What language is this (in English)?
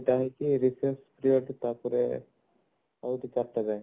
Odia